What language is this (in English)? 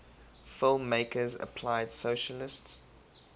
English